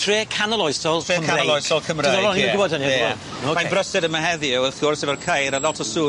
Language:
Welsh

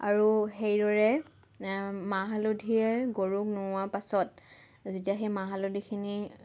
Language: Assamese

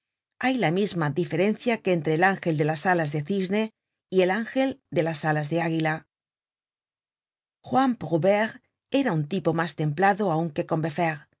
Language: Spanish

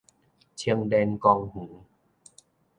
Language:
Min Nan Chinese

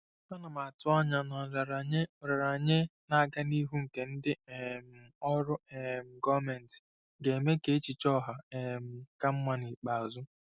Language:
Igbo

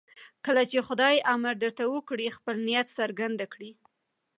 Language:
Pashto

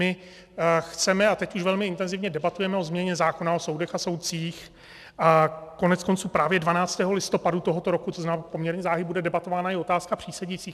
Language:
Czech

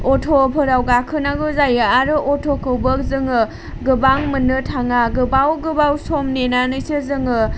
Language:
Bodo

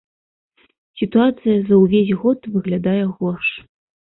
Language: Belarusian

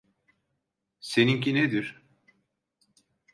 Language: Turkish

